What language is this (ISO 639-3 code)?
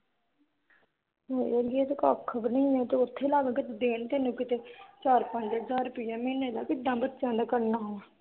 pan